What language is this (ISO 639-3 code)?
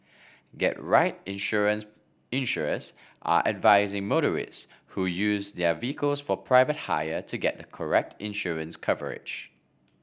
eng